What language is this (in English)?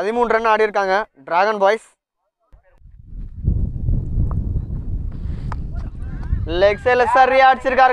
Hindi